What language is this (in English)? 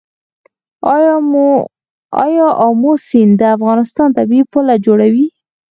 Pashto